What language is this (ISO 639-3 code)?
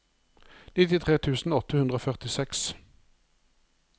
nor